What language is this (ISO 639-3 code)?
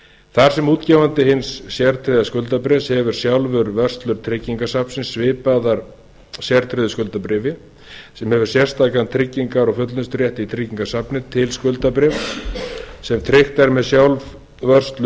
isl